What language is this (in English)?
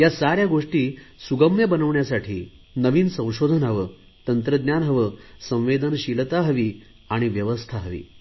Marathi